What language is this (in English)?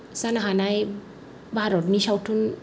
Bodo